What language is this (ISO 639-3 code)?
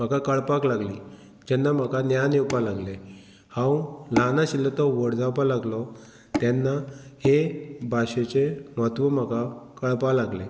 kok